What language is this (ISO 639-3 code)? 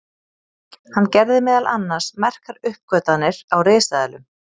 isl